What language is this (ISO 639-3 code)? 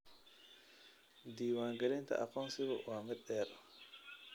som